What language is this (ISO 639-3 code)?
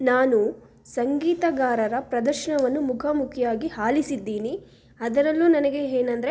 kan